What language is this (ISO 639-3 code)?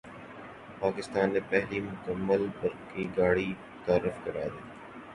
urd